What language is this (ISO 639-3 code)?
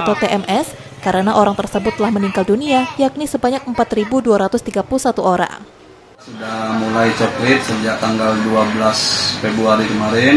ind